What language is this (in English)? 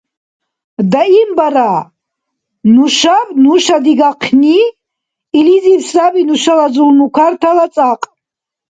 Dargwa